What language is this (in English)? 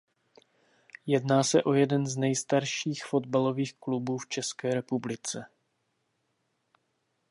Czech